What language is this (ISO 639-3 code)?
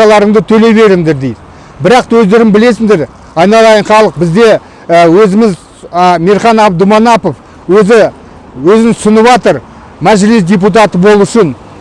tur